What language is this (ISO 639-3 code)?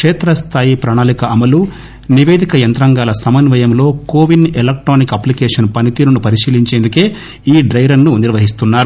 tel